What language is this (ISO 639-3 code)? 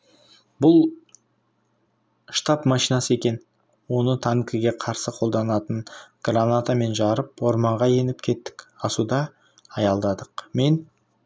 kaz